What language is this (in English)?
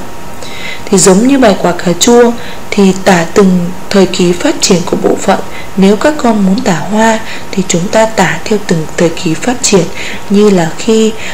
Vietnamese